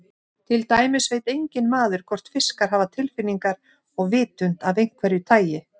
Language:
Icelandic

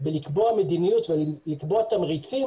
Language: Hebrew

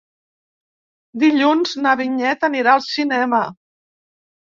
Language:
Catalan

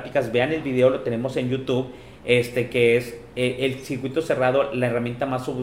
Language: Spanish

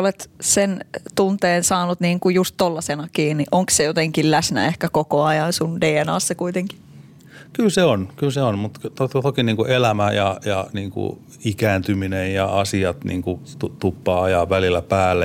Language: Finnish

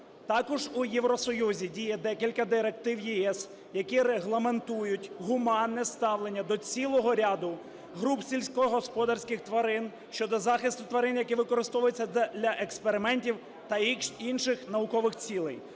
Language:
Ukrainian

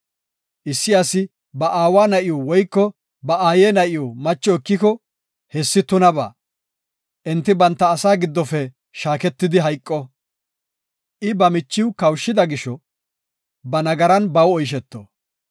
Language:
Gofa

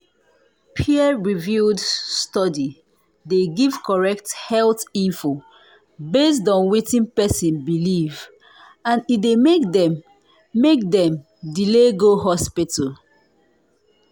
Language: Nigerian Pidgin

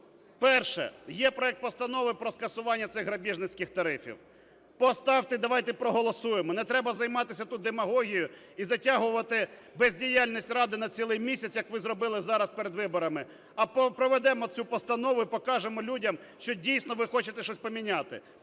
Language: Ukrainian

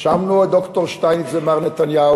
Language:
Hebrew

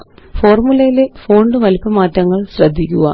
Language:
Malayalam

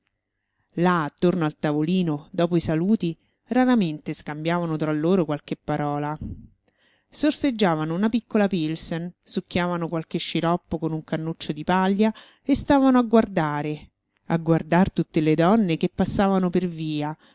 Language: Italian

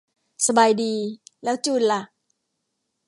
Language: Thai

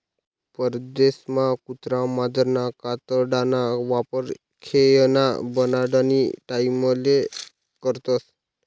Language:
Marathi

